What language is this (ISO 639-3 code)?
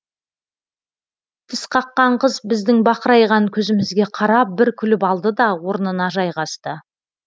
kaz